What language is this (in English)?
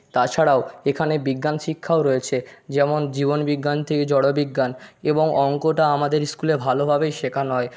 Bangla